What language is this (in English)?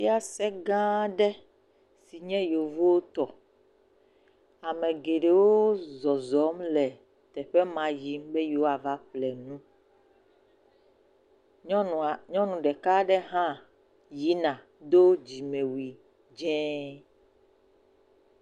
Ewe